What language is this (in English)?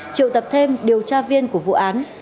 Vietnamese